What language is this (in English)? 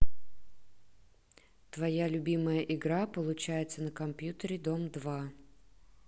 Russian